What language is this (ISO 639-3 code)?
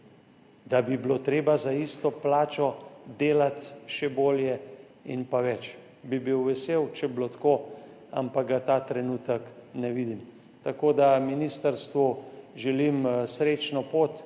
slv